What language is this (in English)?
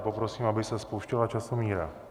Czech